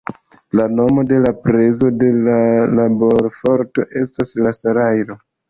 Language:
Esperanto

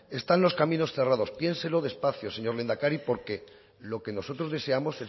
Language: Spanish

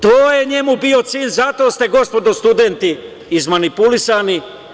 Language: Serbian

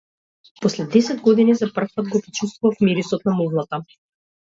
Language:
Macedonian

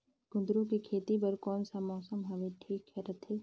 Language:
Chhattisgarhi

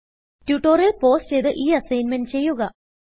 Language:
Malayalam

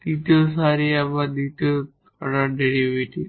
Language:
Bangla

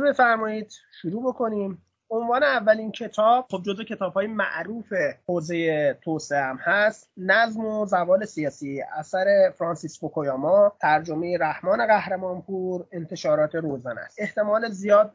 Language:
Persian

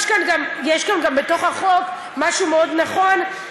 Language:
Hebrew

